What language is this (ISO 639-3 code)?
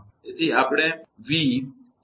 guj